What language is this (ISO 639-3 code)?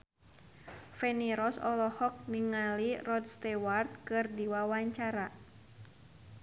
sun